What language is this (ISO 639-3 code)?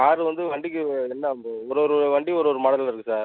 tam